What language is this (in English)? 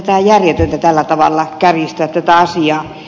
Finnish